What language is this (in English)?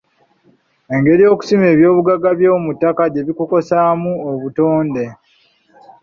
Ganda